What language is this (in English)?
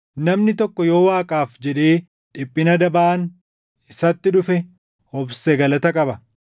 Oromo